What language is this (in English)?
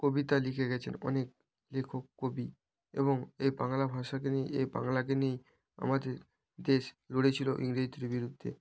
Bangla